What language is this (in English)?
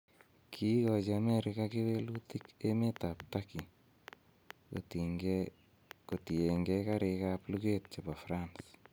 Kalenjin